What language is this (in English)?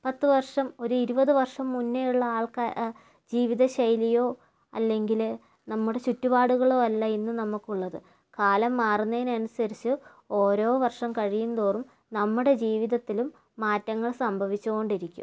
Malayalam